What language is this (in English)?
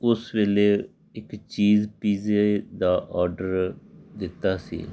Punjabi